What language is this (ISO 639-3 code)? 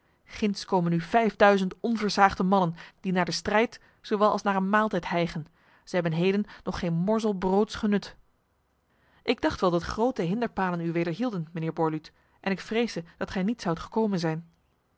nld